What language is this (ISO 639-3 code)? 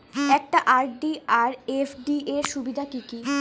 ben